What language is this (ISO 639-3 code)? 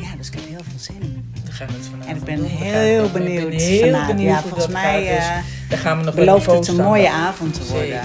nld